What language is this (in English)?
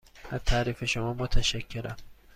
Persian